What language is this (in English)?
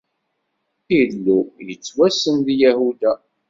Kabyle